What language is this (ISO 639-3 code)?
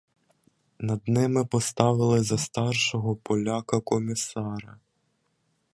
ukr